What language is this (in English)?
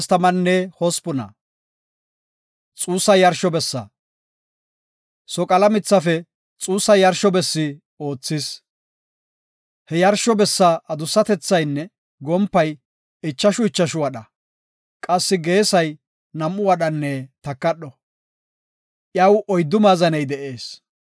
Gofa